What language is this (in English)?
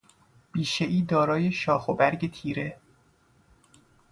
Persian